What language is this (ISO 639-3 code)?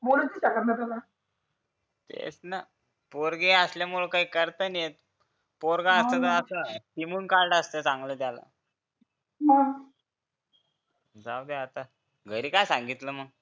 mar